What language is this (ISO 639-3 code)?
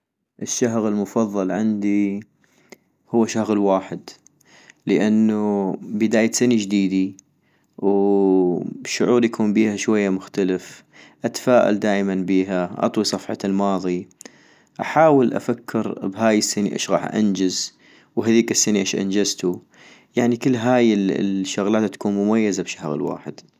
ayp